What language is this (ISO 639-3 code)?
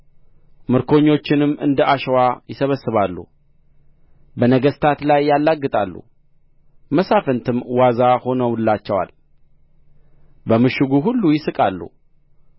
amh